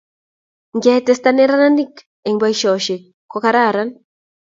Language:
Kalenjin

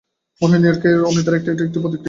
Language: Bangla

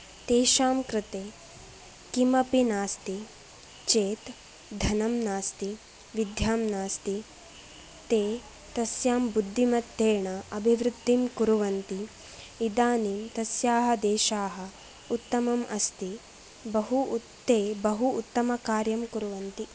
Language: Sanskrit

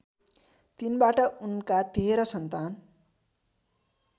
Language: Nepali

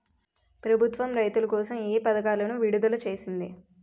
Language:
Telugu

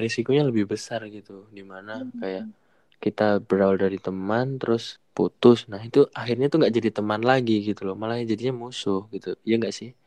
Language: Indonesian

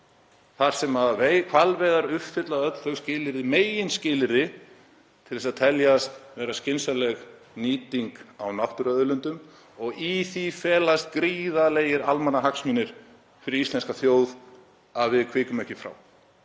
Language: Icelandic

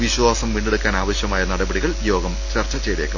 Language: Malayalam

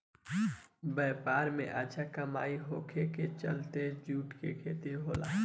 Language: Bhojpuri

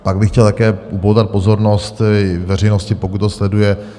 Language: Czech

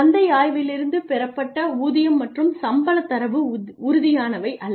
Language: Tamil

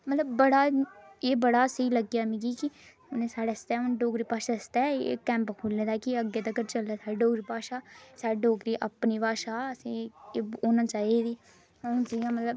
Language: Dogri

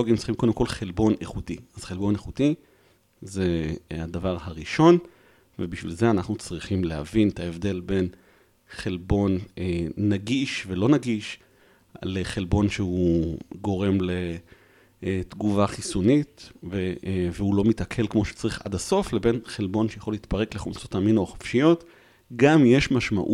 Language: Hebrew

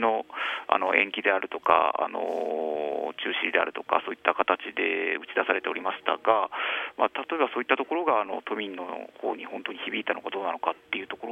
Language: Japanese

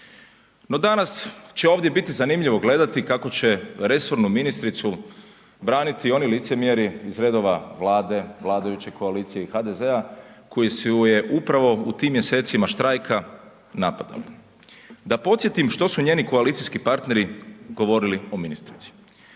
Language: Croatian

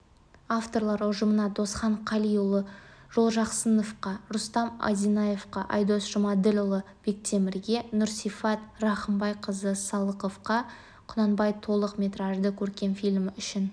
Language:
Kazakh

